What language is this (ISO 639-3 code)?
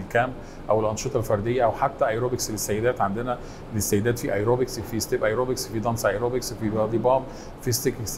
ara